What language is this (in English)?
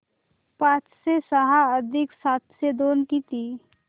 Marathi